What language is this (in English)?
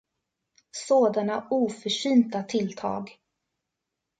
Swedish